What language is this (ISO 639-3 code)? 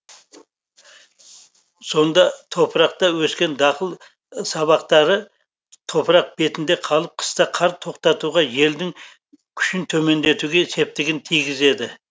kaz